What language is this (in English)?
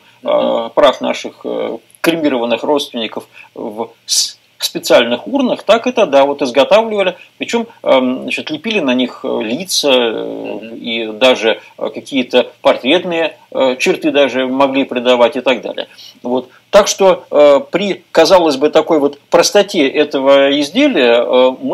Russian